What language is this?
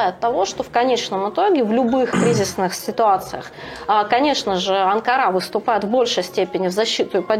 Russian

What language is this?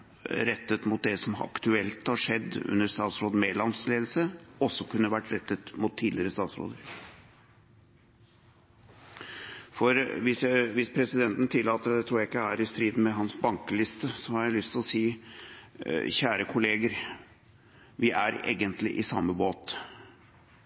Norwegian Bokmål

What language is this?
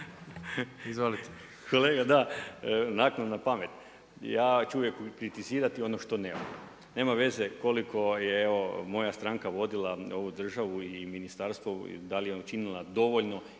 Croatian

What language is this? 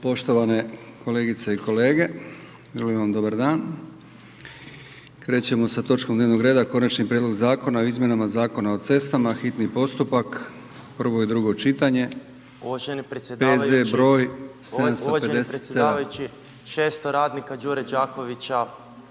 Croatian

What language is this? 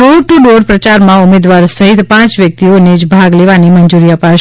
Gujarati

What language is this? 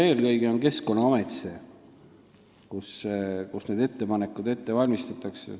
Estonian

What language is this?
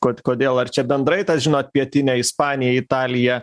Lithuanian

